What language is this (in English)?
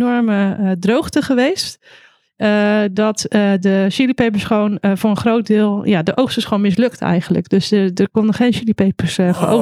Dutch